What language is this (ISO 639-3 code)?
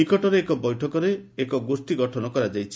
ori